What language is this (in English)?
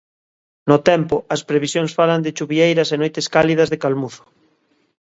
Galician